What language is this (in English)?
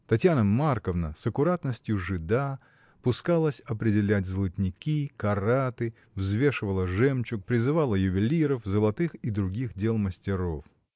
Russian